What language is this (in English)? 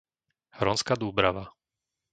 Slovak